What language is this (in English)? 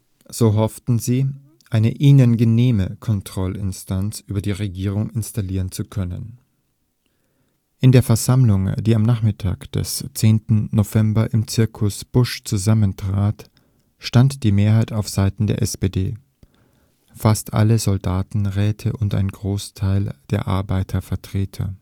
German